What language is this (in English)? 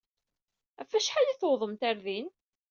Kabyle